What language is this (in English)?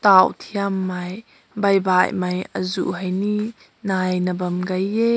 Rongmei Naga